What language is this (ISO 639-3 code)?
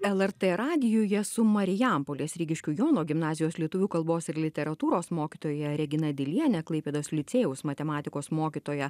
lit